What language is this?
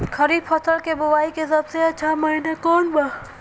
Bhojpuri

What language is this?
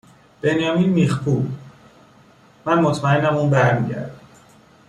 Persian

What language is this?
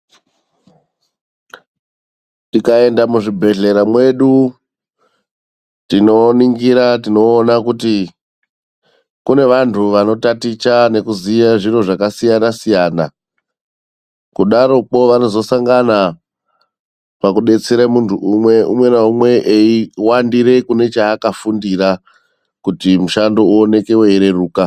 Ndau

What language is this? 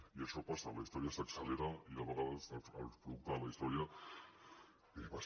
Catalan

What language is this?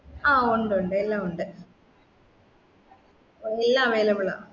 Malayalam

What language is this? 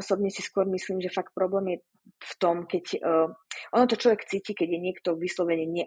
Slovak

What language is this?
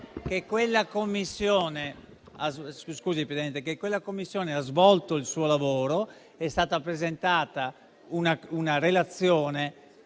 Italian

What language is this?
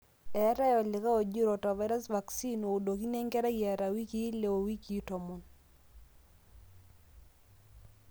Masai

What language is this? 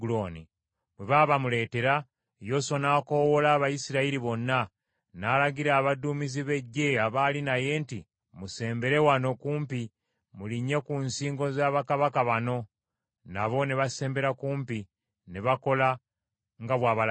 Ganda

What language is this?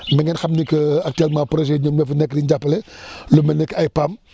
Wolof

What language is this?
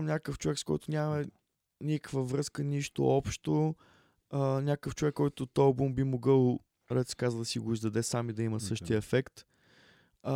Bulgarian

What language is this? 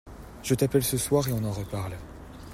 French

